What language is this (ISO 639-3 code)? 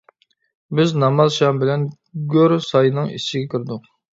uig